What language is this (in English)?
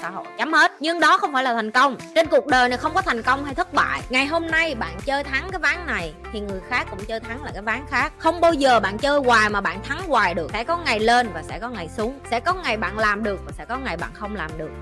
Vietnamese